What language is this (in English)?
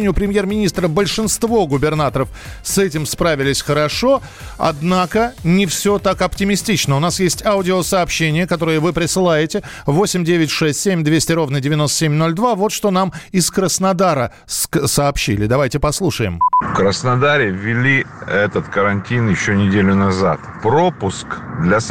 Russian